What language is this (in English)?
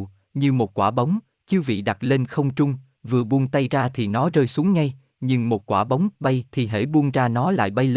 Vietnamese